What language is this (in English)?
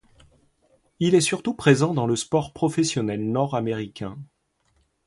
French